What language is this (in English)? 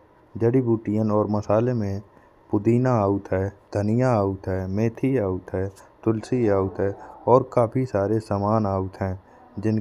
Bundeli